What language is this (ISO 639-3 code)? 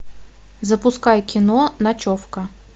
rus